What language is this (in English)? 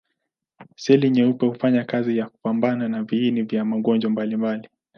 Swahili